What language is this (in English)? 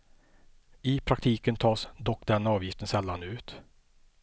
Swedish